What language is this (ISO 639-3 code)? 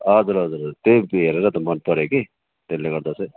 nep